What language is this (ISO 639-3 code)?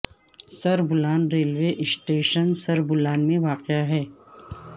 urd